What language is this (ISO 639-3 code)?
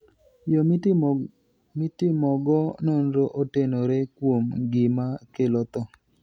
luo